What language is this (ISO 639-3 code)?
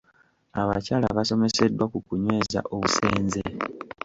lug